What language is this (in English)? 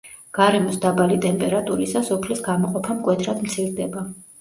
Georgian